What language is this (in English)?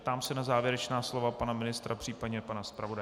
Czech